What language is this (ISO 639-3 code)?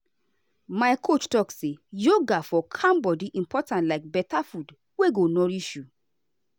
pcm